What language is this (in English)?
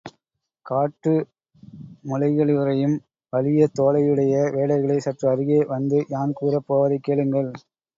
Tamil